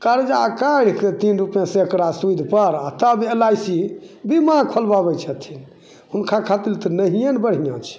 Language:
Maithili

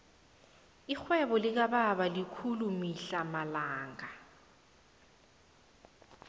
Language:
South Ndebele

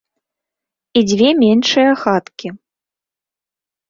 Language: Belarusian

